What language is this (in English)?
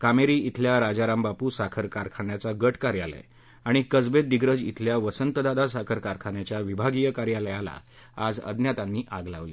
Marathi